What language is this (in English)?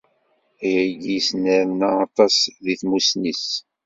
Kabyle